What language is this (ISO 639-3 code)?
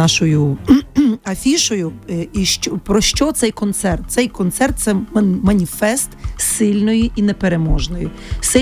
ukr